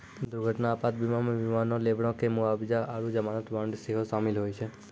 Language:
Maithili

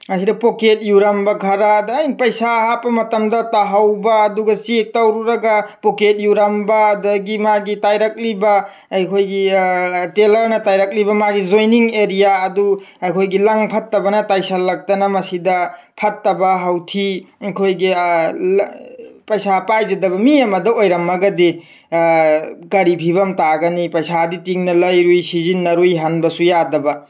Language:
Manipuri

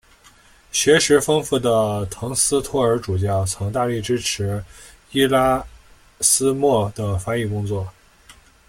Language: Chinese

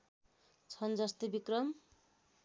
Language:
Nepali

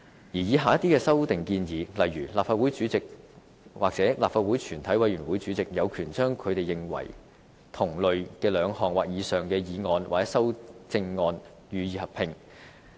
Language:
Cantonese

